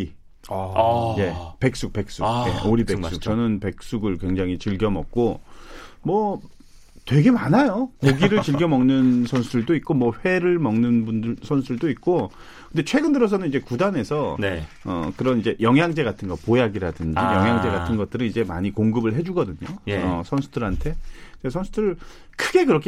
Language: Korean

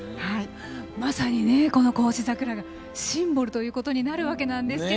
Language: Japanese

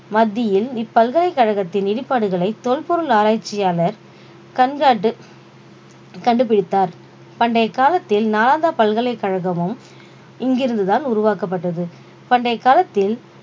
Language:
Tamil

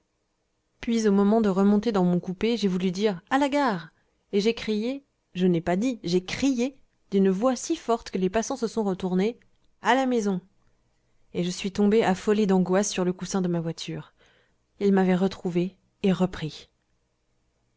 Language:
French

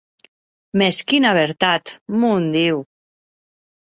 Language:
Occitan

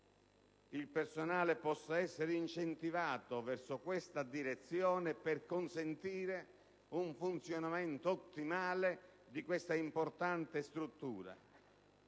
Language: Italian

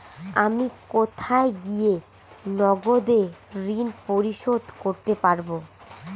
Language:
Bangla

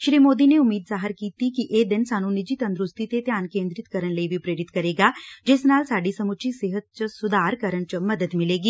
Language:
Punjabi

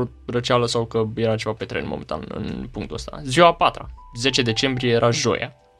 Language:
Romanian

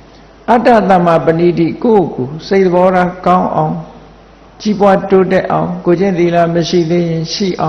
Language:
Vietnamese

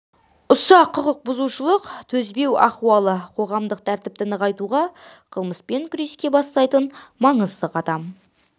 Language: Kazakh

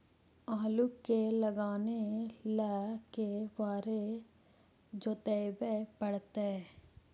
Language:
Magahi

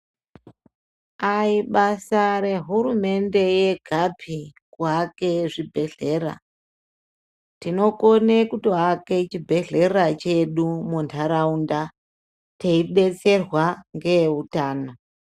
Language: Ndau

